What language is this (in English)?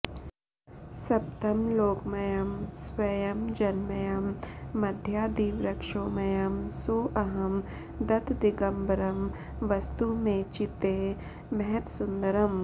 Sanskrit